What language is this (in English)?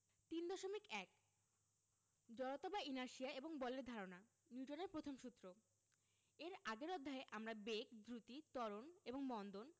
Bangla